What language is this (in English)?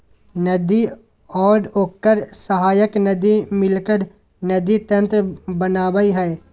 Magahi